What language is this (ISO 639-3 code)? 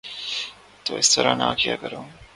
urd